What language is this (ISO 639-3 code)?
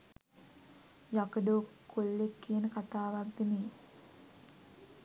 sin